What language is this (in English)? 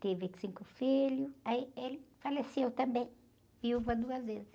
Portuguese